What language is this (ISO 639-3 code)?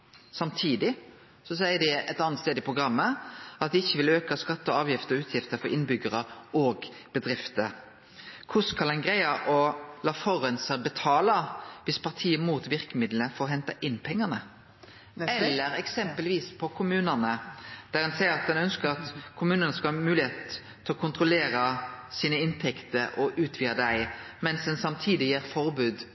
nno